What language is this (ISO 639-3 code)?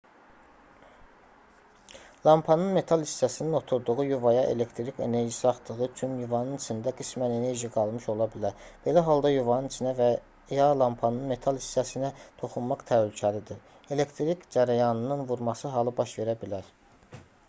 aze